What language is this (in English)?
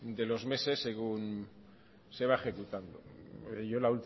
Spanish